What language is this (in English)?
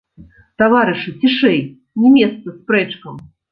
Belarusian